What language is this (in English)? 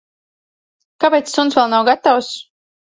Latvian